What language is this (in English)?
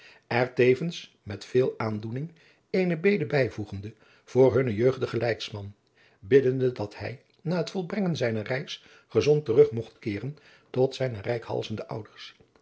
Dutch